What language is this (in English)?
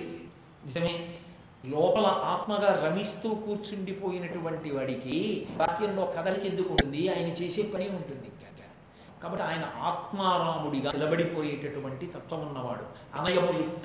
Telugu